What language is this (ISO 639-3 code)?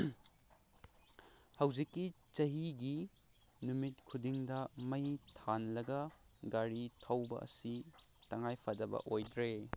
mni